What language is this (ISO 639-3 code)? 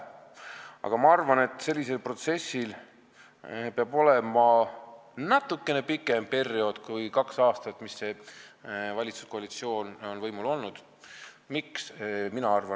est